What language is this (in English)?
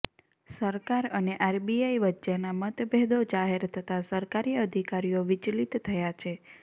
Gujarati